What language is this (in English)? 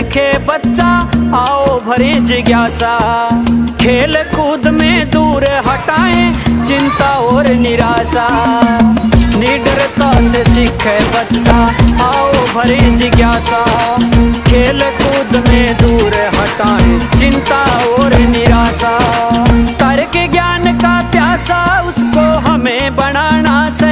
Hindi